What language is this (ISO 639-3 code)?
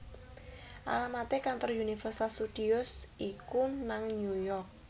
jav